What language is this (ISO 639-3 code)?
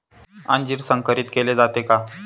mar